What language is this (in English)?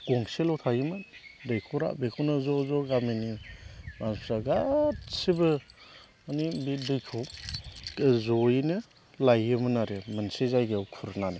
Bodo